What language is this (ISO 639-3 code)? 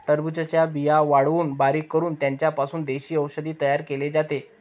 mar